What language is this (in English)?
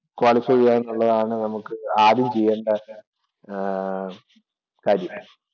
Malayalam